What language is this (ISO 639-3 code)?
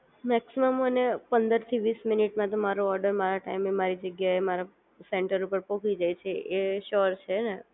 guj